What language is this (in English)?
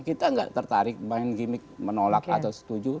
Indonesian